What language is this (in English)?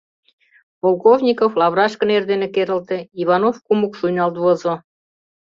Mari